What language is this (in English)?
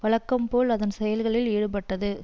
Tamil